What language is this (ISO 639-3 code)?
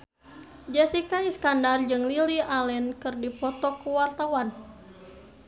sun